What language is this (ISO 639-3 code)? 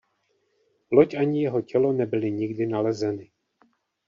ces